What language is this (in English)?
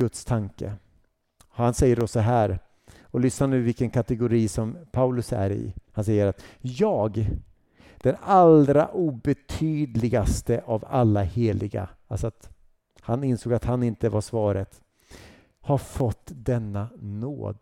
Swedish